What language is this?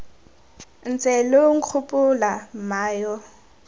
Tswana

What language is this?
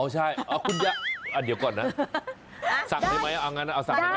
Thai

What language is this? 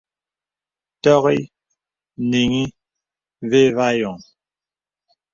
Bebele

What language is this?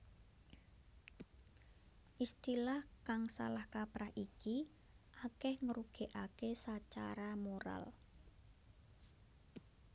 Javanese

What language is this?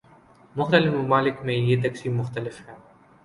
Urdu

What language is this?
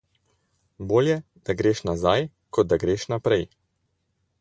Slovenian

